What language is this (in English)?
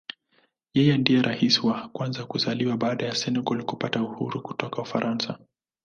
Swahili